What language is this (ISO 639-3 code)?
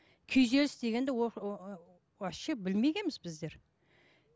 kaz